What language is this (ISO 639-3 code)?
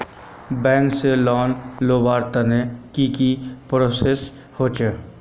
mag